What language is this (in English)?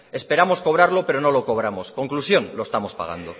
Spanish